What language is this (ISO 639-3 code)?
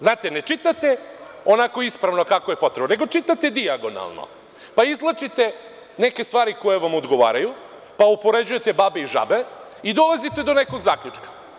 srp